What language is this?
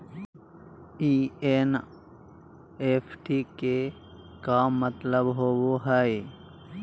Magahi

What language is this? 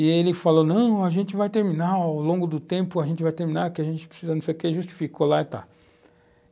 Portuguese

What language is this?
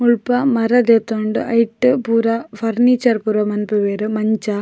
Tulu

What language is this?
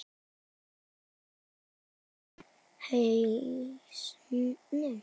Icelandic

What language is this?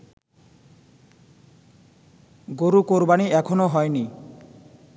Bangla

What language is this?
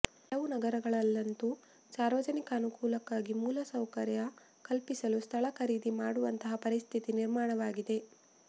Kannada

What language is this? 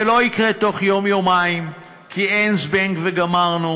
Hebrew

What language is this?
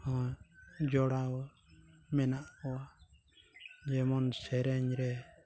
Santali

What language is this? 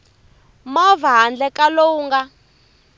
Tsonga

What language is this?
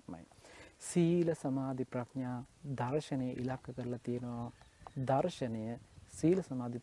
Turkish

